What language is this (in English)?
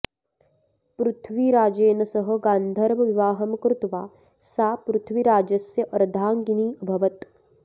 Sanskrit